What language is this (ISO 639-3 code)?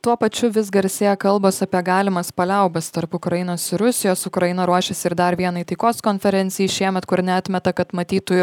lit